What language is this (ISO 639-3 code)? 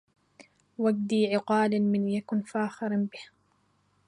ara